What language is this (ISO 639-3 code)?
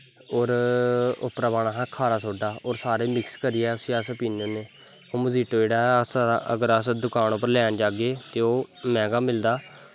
doi